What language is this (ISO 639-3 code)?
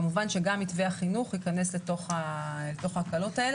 heb